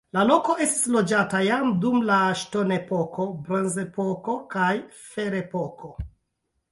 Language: Esperanto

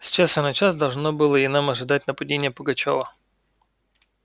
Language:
Russian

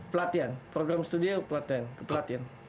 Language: Indonesian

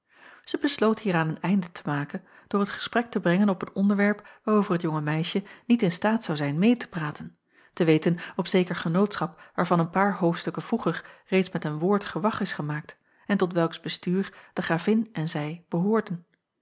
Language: Dutch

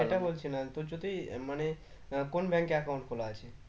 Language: Bangla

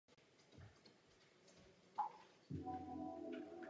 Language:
Czech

